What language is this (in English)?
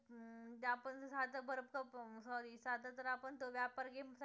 Marathi